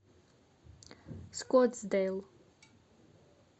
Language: Russian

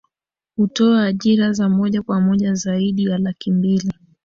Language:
Swahili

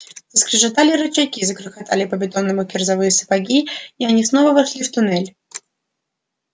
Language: Russian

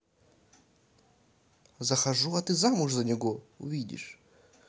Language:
Russian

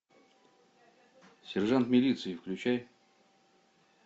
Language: Russian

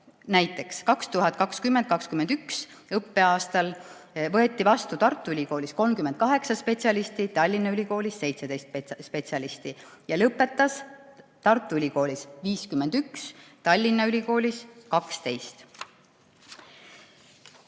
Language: Estonian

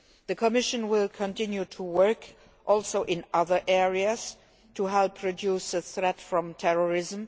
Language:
English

